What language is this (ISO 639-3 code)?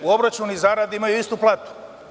srp